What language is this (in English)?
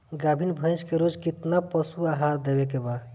Bhojpuri